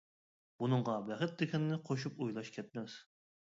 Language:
Uyghur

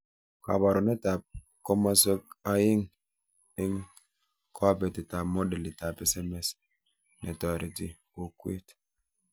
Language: Kalenjin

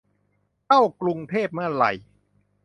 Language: Thai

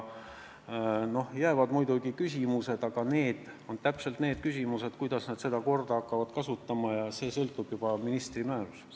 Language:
Estonian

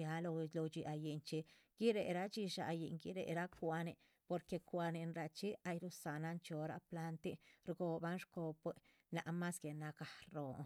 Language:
Chichicapan Zapotec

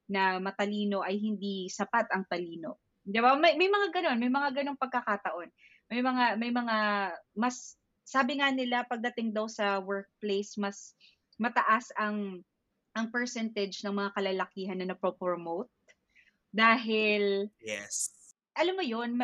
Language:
Filipino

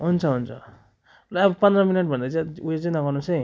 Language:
Nepali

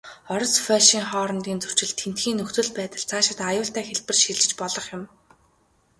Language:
Mongolian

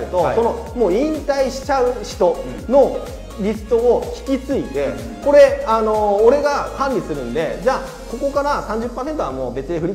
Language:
Japanese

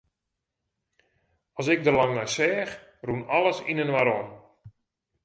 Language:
Western Frisian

